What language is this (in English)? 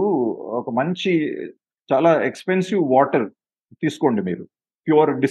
Telugu